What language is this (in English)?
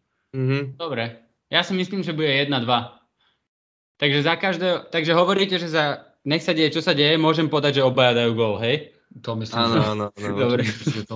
Slovak